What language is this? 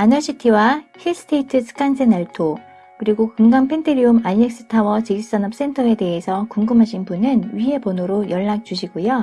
Korean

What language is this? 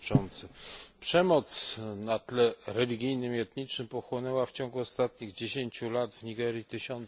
Polish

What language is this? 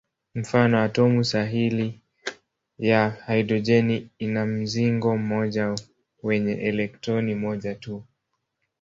Swahili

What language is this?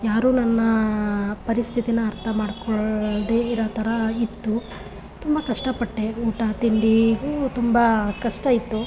Kannada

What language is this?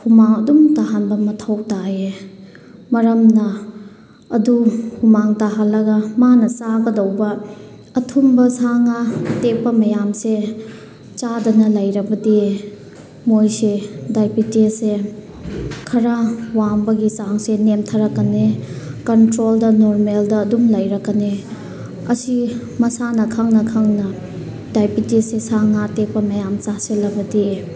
Manipuri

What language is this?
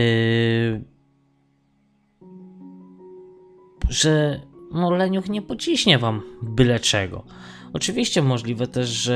Polish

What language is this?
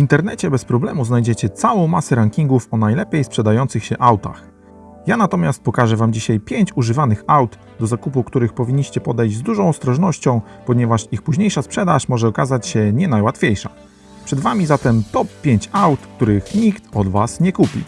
Polish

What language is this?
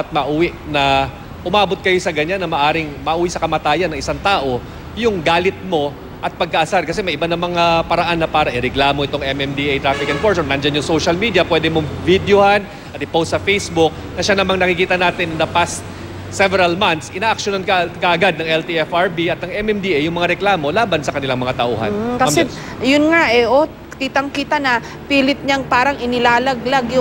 Filipino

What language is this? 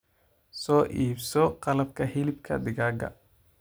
Somali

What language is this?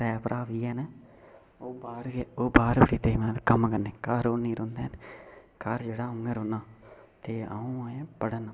Dogri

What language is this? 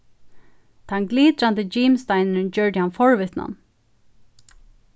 Faroese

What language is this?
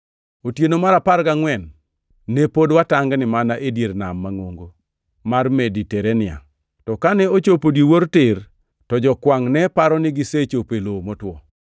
Luo (Kenya and Tanzania)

